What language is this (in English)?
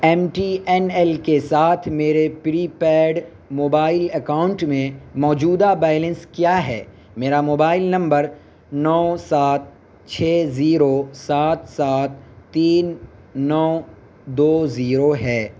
Urdu